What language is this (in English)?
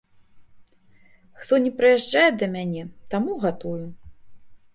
Belarusian